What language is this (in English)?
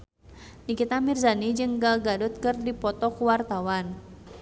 Sundanese